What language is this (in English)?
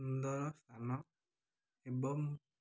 Odia